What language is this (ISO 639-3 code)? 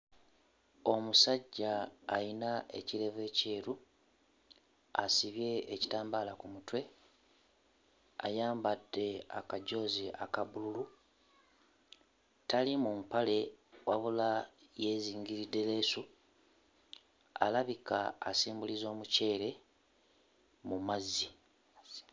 lug